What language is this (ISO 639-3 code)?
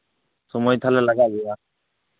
sat